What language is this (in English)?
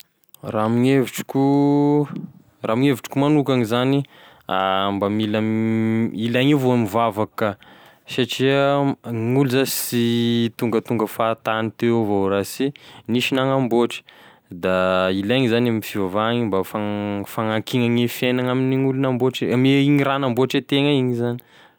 Tesaka Malagasy